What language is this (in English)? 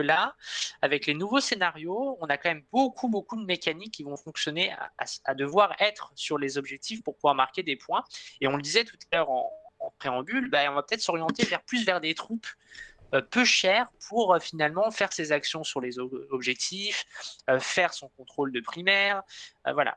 French